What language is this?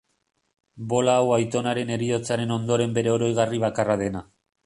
Basque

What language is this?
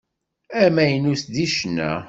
Kabyle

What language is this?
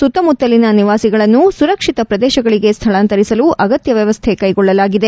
Kannada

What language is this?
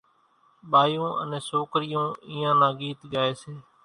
Kachi Koli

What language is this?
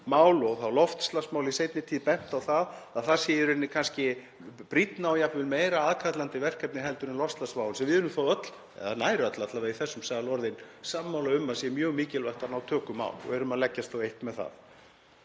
Icelandic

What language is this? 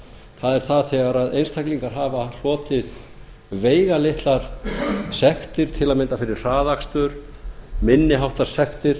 Icelandic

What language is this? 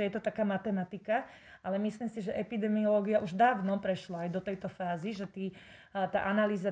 Slovak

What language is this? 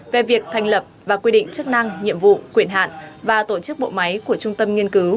Vietnamese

